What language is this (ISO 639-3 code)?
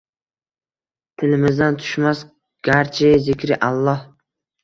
uzb